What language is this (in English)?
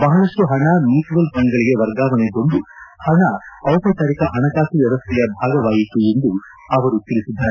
Kannada